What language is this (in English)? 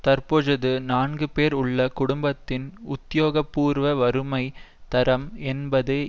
Tamil